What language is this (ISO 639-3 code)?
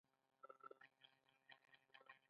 pus